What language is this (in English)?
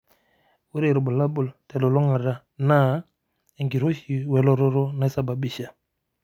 Masai